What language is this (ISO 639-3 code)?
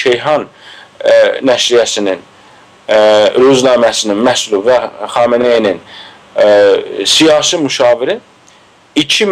tur